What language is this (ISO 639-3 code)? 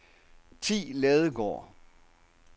dan